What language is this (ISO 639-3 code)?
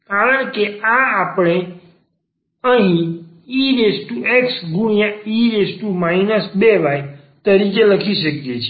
guj